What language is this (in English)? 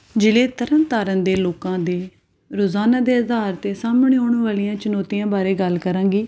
Punjabi